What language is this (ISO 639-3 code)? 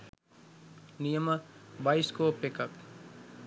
sin